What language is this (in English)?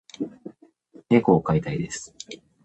Japanese